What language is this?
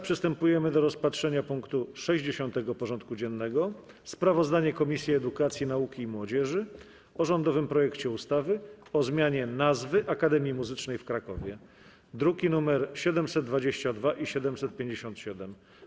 Polish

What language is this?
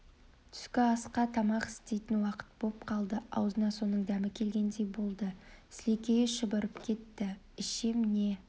Kazakh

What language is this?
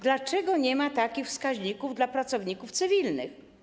Polish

